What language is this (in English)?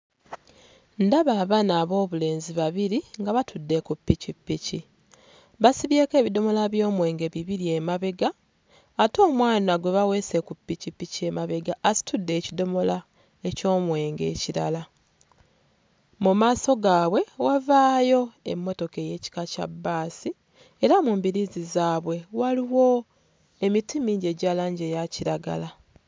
Ganda